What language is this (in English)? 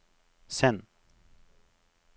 Norwegian